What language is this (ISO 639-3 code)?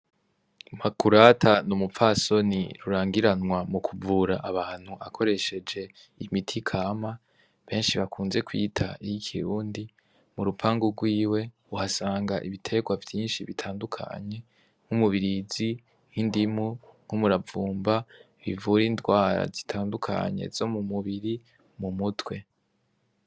run